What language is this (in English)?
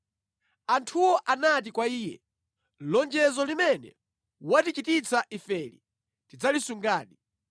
Nyanja